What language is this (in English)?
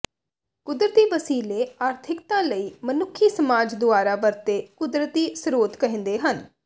Punjabi